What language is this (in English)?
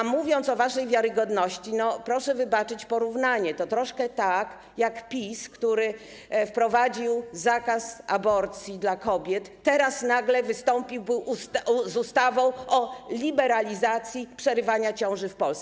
Polish